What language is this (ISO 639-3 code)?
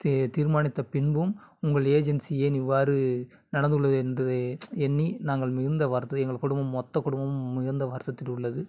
tam